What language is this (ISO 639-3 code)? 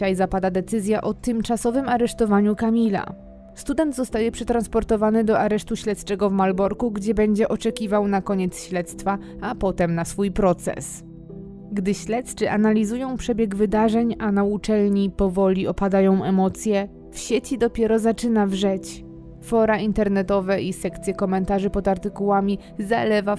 pol